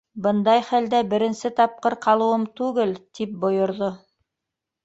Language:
Bashkir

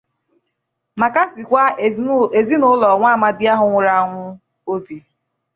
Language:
Igbo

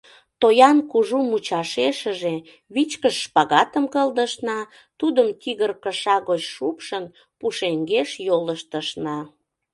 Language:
Mari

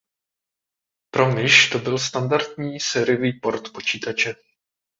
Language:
Czech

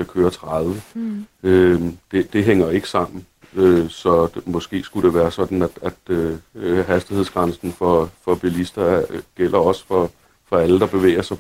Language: Danish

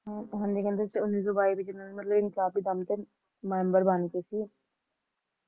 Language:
Punjabi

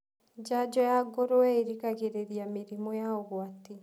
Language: Kikuyu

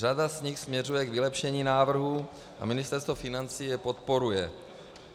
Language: Czech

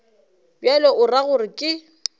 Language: Northern Sotho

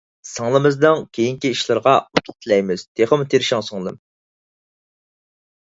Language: Uyghur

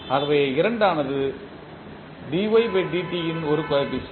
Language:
Tamil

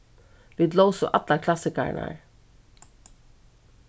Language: Faroese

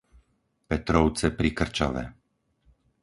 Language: Slovak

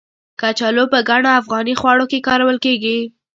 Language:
Pashto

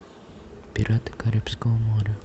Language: Russian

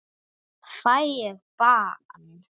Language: Icelandic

